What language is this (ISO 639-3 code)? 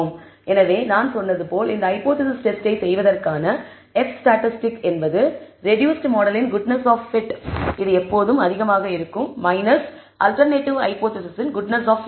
tam